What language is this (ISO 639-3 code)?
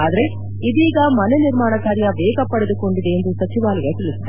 kan